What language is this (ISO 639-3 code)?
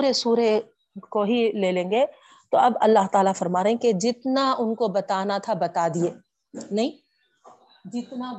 urd